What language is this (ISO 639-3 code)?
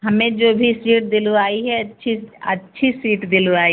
hin